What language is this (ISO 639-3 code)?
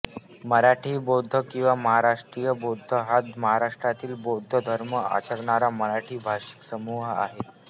mar